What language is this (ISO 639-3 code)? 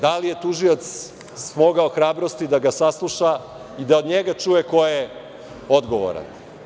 srp